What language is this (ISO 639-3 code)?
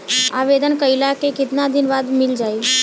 bho